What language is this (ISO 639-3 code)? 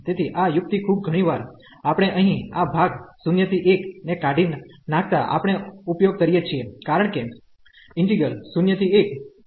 guj